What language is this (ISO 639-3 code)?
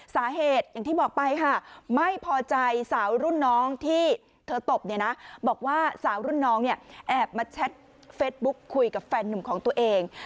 tha